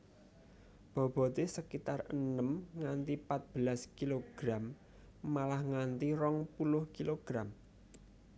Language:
Javanese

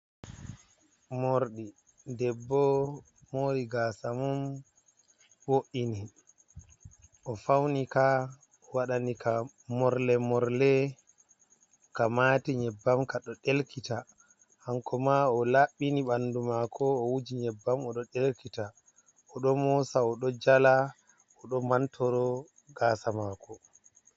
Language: Fula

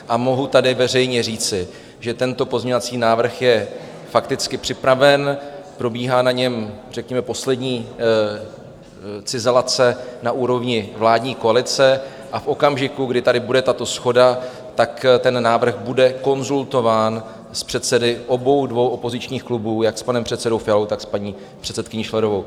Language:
Czech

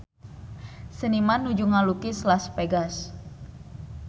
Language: Sundanese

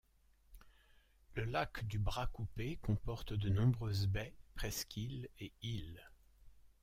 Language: French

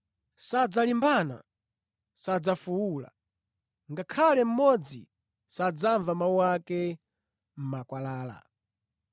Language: Nyanja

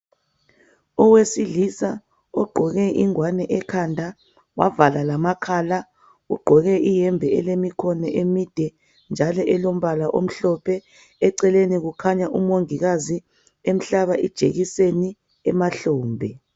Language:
North Ndebele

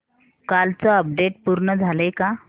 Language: Marathi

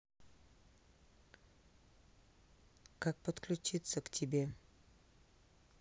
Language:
Russian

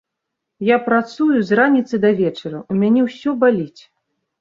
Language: Belarusian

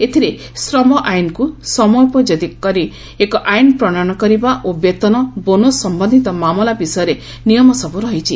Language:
Odia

